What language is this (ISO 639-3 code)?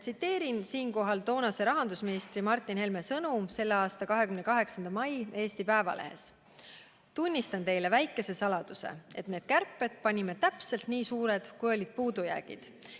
est